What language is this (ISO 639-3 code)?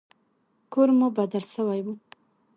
pus